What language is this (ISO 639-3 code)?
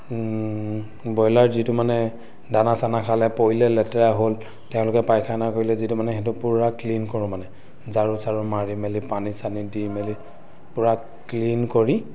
asm